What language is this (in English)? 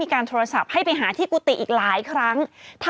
Thai